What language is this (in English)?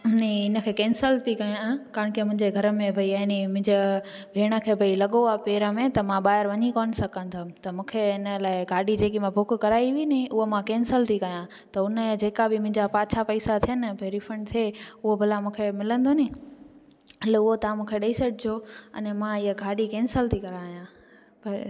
Sindhi